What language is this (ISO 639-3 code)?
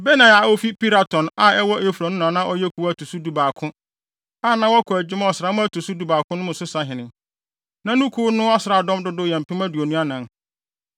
aka